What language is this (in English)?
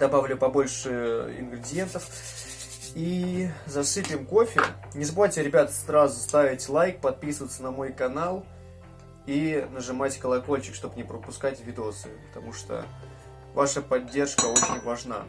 Russian